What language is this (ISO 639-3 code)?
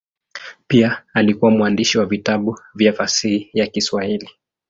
swa